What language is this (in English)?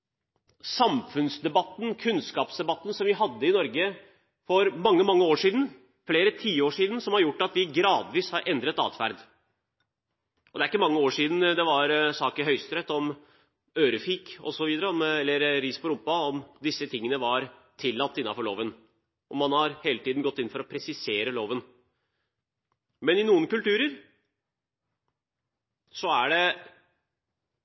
Norwegian Bokmål